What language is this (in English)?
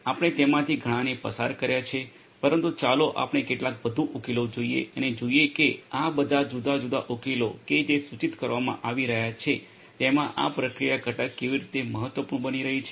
Gujarati